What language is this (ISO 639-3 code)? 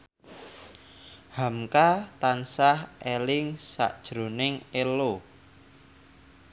jav